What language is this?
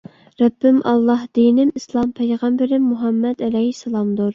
Uyghur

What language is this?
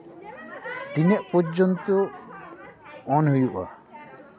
Santali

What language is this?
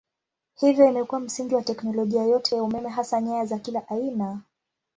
Swahili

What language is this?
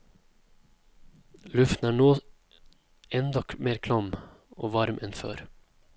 Norwegian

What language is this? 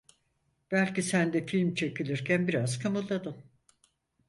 Turkish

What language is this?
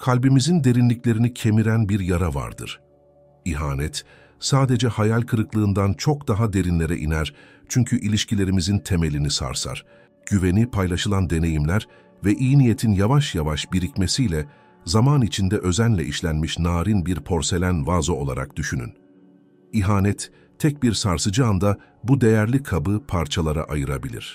Turkish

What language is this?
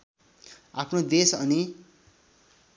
Nepali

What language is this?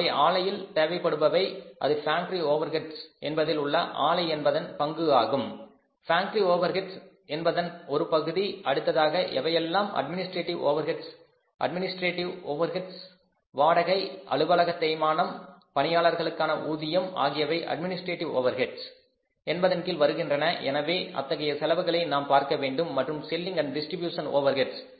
Tamil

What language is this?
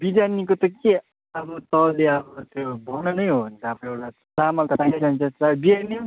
Nepali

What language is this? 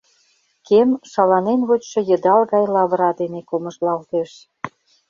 Mari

